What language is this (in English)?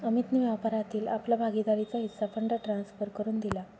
Marathi